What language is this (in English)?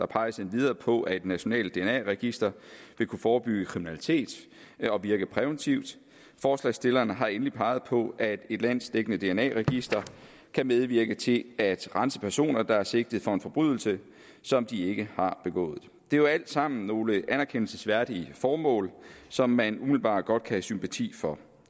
Danish